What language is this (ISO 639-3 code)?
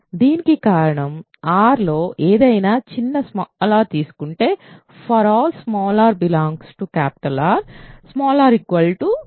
tel